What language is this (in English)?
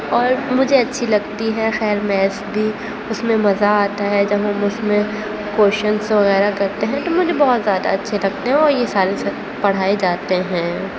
Urdu